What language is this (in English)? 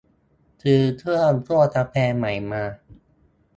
Thai